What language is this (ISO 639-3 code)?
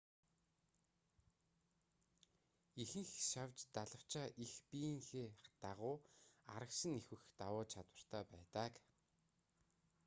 mon